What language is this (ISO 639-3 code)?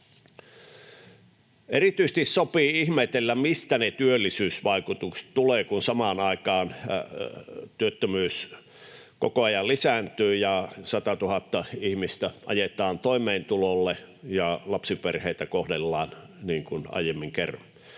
fin